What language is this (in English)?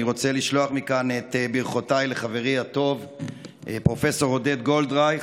Hebrew